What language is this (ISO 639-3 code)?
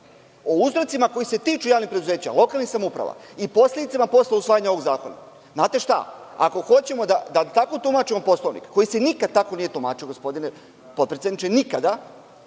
srp